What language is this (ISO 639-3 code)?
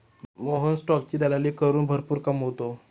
mar